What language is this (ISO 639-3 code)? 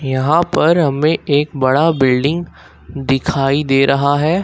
hin